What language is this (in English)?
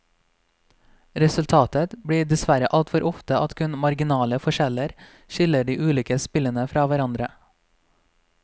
Norwegian